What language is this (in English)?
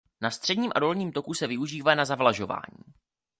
Czech